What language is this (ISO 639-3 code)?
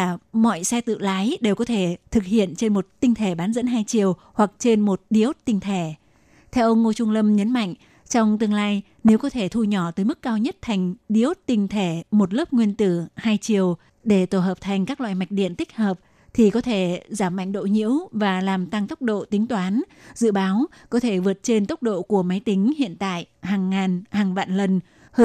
vie